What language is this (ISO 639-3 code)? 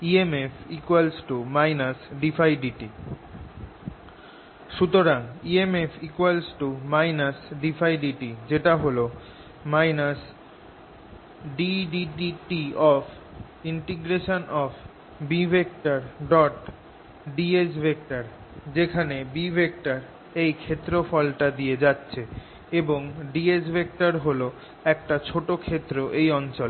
ben